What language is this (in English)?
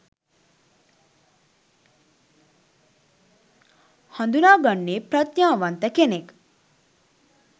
Sinhala